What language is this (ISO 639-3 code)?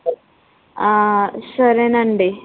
tel